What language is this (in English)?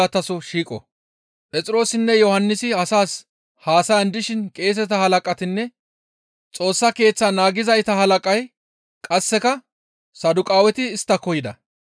Gamo